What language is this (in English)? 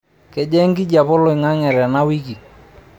Masai